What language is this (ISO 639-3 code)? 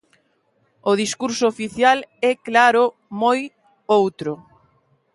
glg